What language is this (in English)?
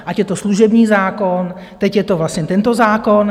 Czech